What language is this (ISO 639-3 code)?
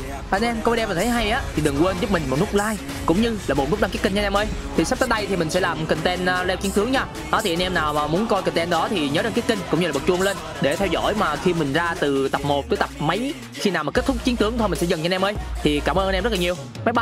vie